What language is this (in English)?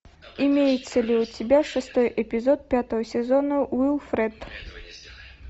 Russian